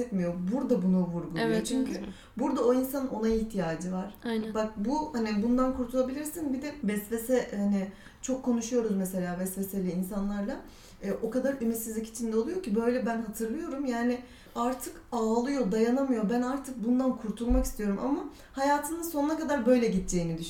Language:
Turkish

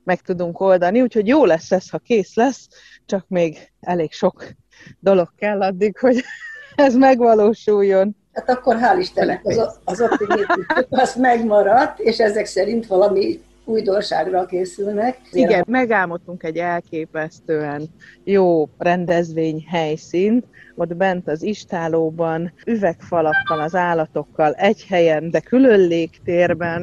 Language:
Hungarian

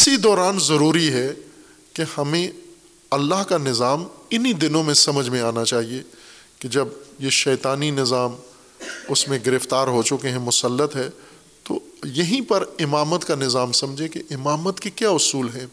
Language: Urdu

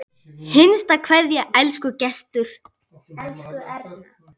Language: Icelandic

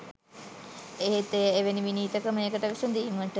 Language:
Sinhala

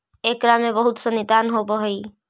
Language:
Magahi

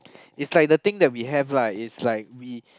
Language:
English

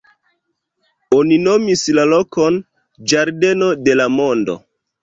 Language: Esperanto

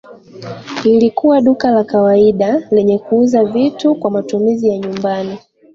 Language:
Swahili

